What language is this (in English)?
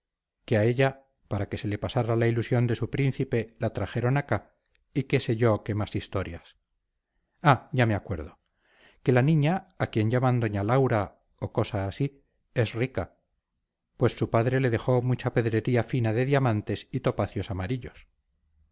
Spanish